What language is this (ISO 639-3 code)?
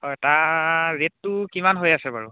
asm